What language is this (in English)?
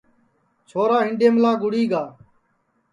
Sansi